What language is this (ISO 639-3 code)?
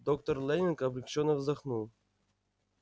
rus